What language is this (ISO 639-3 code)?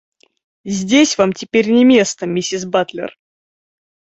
rus